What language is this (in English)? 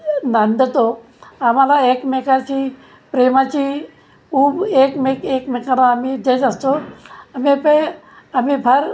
Marathi